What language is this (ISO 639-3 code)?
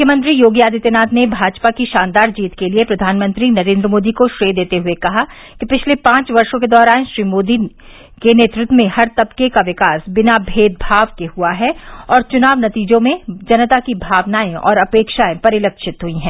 hin